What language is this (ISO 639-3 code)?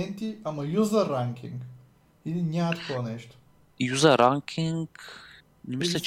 bul